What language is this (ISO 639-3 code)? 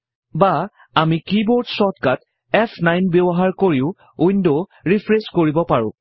asm